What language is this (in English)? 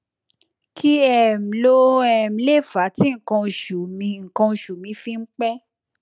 Yoruba